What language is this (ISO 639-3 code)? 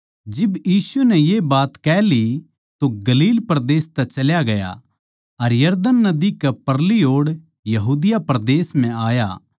bgc